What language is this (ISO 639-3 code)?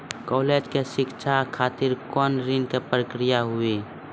mai